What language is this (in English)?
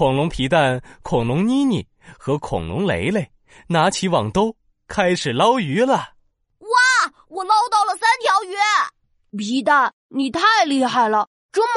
Chinese